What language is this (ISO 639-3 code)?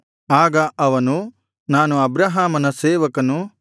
kan